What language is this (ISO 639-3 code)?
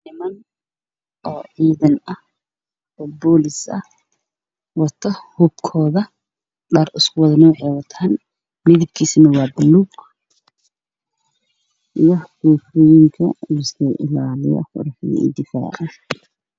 som